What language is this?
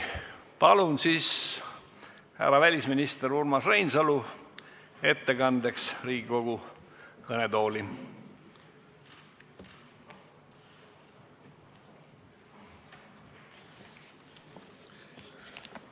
Estonian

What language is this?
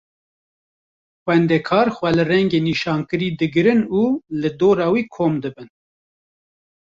Kurdish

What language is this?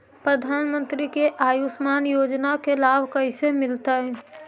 Magahi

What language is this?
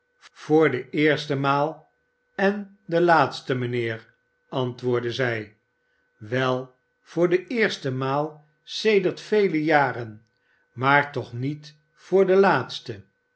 Dutch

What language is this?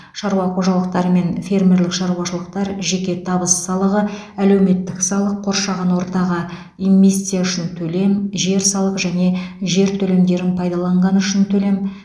Kazakh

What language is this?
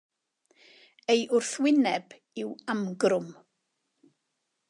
Welsh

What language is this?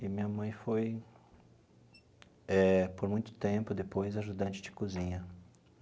Portuguese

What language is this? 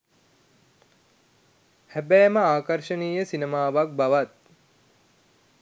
Sinhala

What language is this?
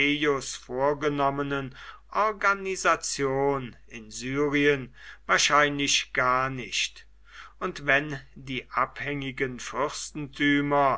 German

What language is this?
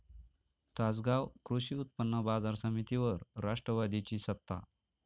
Marathi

